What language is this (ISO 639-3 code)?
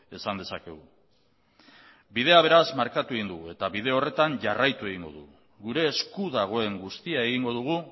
eus